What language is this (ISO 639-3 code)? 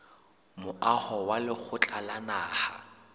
sot